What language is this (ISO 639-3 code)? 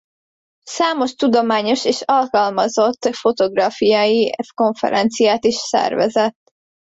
hun